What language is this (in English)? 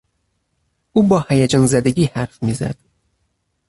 Persian